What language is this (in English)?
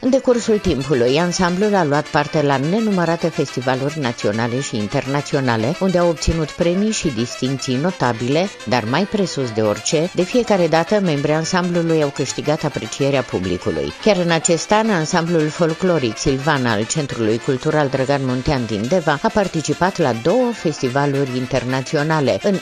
Romanian